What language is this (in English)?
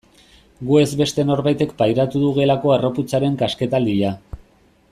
Basque